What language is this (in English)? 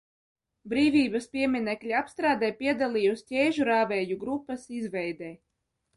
Latvian